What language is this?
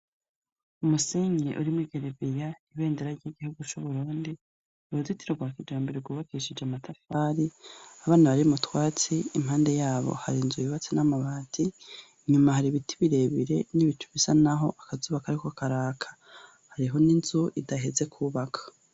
Rundi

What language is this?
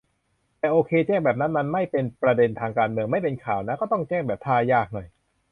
Thai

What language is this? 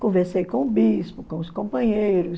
Portuguese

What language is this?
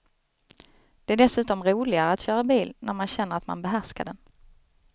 Swedish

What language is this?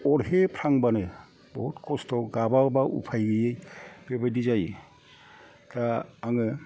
Bodo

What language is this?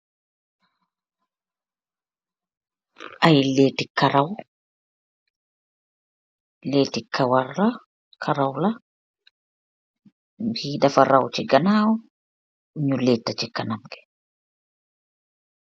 Wolof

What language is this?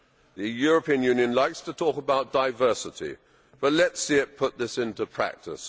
English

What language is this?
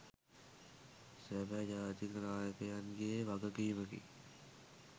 Sinhala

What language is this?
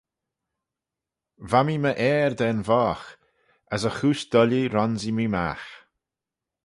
Manx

